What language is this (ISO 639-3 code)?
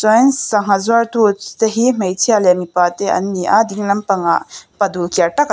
lus